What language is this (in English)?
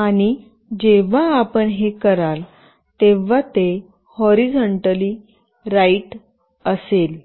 Marathi